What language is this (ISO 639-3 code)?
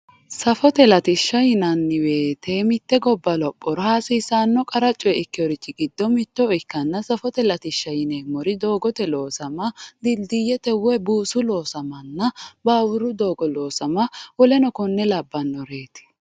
sid